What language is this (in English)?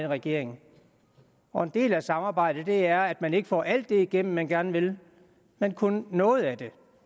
Danish